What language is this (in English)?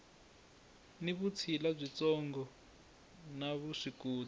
Tsonga